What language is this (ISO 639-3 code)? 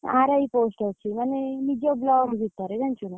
ori